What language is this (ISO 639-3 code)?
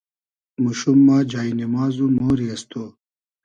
haz